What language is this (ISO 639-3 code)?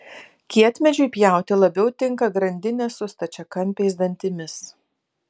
lit